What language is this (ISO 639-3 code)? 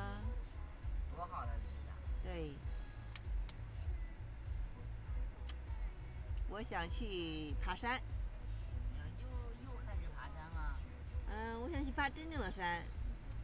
zho